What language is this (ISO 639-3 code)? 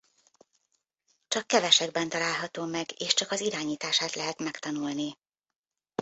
hun